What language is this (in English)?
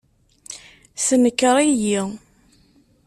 Kabyle